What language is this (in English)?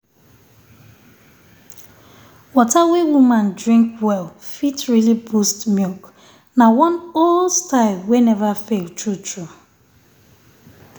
Nigerian Pidgin